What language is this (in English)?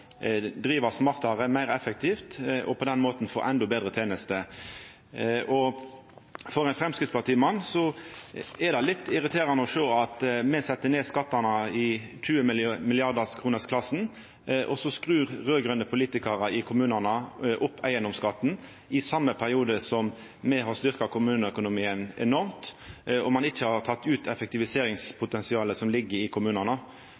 Norwegian Nynorsk